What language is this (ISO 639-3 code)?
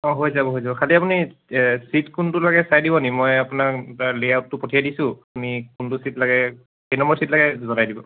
asm